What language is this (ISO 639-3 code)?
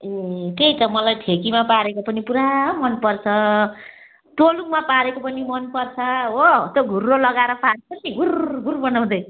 nep